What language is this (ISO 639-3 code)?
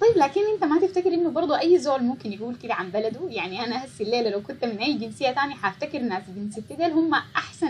ara